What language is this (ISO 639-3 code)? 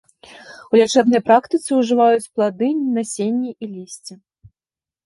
bel